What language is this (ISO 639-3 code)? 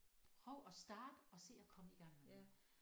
dan